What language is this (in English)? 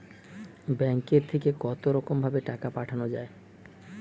Bangla